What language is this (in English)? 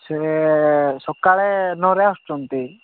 Odia